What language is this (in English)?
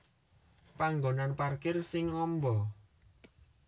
Javanese